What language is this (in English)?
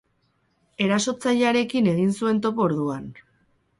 Basque